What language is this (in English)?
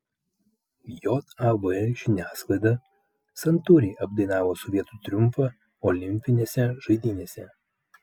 Lithuanian